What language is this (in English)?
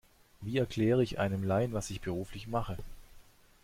German